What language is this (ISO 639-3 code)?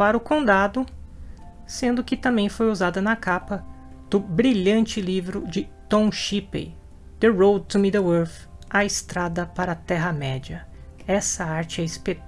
por